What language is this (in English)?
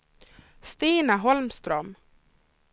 Swedish